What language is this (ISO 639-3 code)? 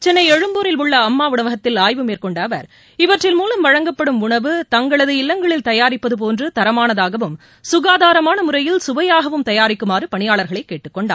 tam